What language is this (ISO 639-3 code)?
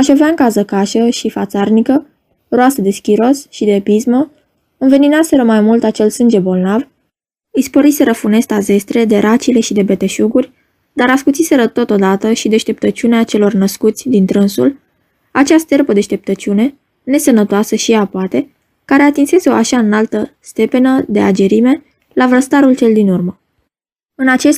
ron